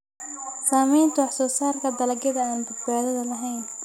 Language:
Somali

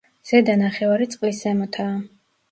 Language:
Georgian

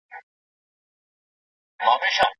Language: Pashto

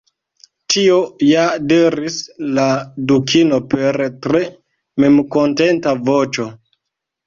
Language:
Esperanto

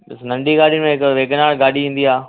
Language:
Sindhi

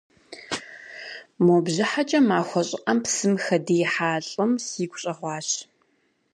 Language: Kabardian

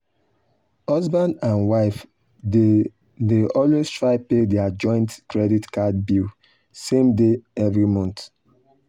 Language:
Nigerian Pidgin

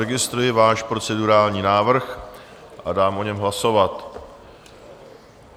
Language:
Czech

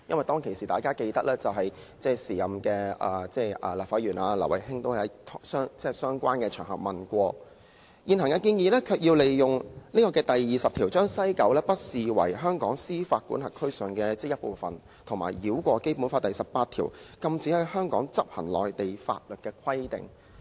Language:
Cantonese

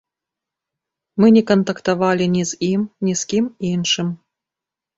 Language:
Belarusian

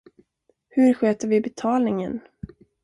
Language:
Swedish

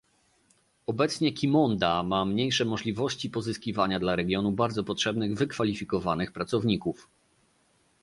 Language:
Polish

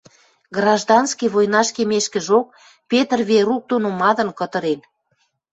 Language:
Western Mari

